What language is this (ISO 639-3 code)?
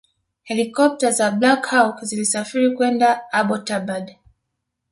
swa